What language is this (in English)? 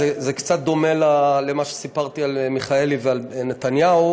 Hebrew